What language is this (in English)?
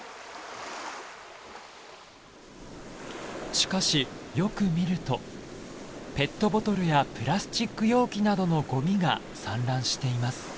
Japanese